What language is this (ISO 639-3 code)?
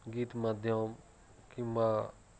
ori